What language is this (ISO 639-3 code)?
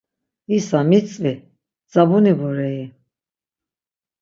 lzz